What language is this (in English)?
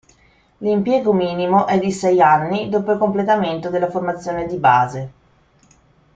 Italian